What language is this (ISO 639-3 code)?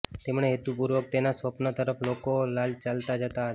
guj